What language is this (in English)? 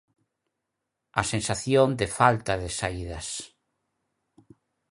Galician